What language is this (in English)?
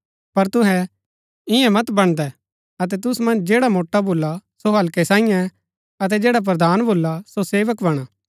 Gaddi